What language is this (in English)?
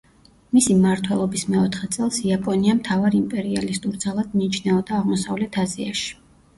Georgian